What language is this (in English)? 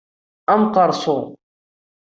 Kabyle